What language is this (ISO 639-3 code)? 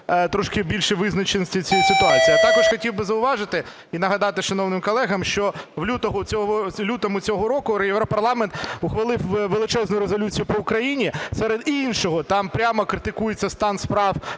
ukr